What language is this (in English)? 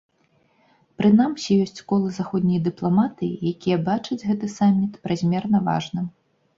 Belarusian